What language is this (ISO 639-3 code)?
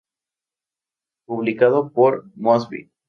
spa